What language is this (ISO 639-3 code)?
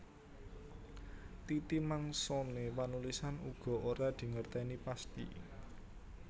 jav